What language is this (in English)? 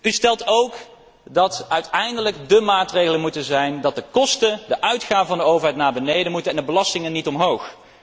Dutch